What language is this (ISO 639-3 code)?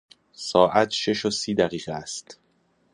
fas